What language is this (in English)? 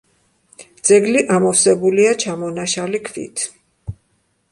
Georgian